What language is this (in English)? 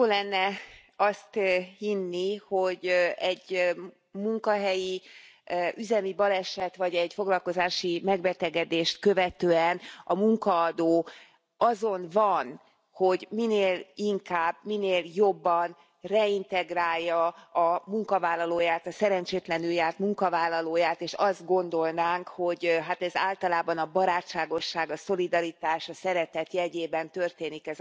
Hungarian